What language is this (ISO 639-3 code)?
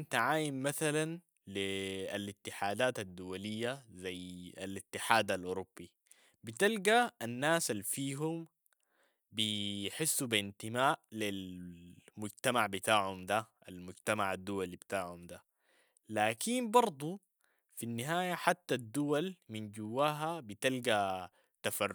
apd